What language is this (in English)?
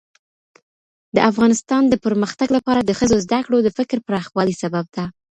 Pashto